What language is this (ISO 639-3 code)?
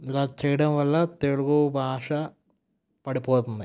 tel